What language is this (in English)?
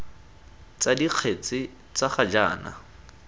Tswana